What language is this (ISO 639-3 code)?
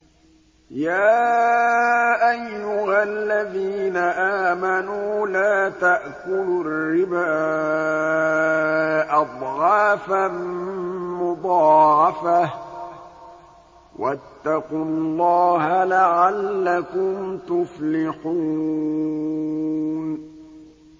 ara